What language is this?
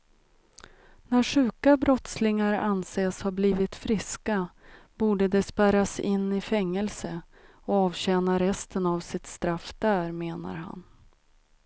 Swedish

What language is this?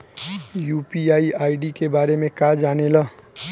Bhojpuri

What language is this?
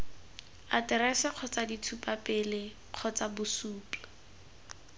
Tswana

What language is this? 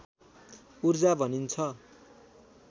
Nepali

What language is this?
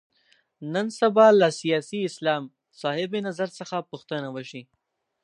Pashto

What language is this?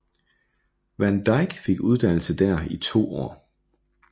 Danish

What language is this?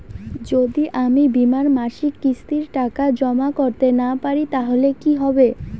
Bangla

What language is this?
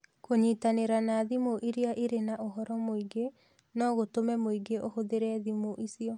Kikuyu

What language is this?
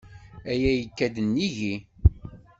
Kabyle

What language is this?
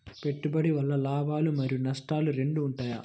Telugu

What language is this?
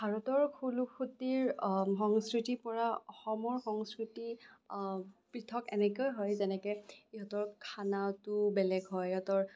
Assamese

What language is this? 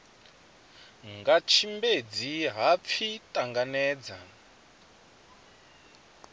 Venda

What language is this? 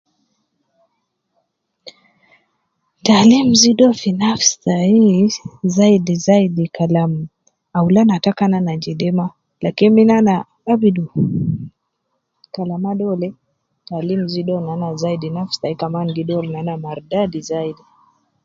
Nubi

